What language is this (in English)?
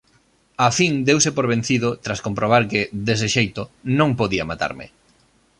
Galician